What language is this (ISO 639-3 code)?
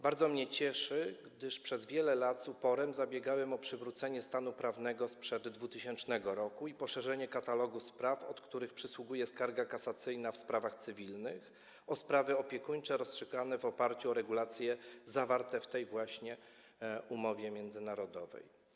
pol